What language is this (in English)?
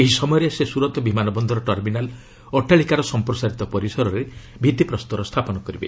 Odia